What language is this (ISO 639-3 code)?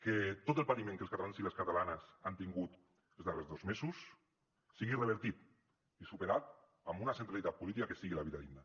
cat